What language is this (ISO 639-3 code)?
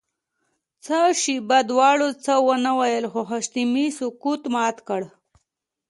pus